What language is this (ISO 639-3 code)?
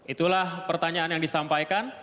ind